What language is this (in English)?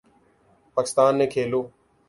Urdu